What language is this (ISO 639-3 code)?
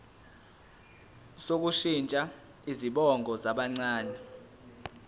zul